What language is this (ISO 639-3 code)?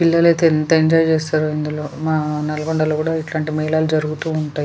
tel